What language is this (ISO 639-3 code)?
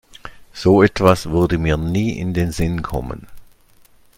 deu